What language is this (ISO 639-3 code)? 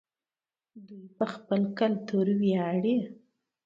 pus